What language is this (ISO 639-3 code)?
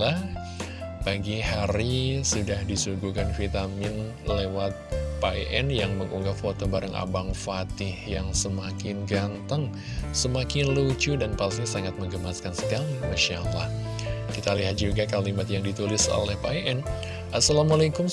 ind